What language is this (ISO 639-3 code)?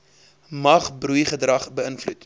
afr